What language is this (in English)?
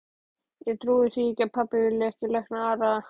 Icelandic